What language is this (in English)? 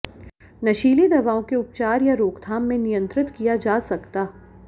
Hindi